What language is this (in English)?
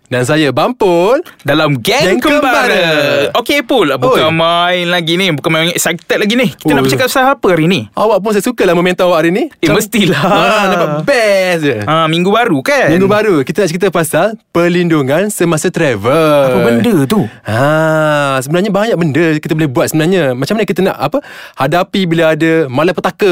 Malay